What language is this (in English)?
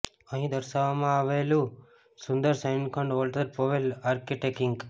Gujarati